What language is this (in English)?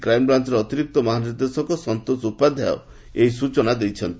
Odia